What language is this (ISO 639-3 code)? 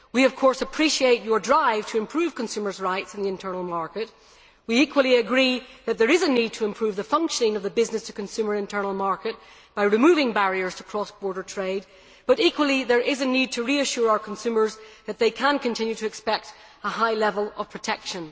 eng